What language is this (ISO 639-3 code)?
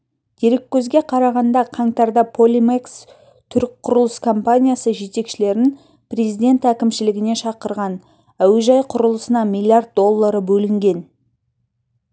kaz